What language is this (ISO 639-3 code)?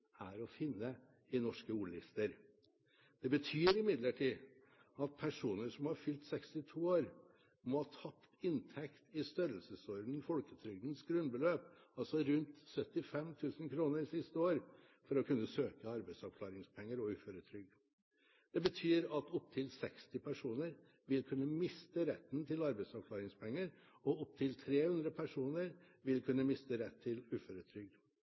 nob